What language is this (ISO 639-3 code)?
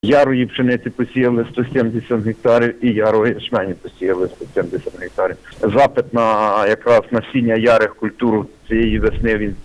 ukr